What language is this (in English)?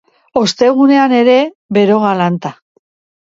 Basque